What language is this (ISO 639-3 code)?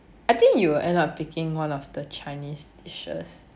eng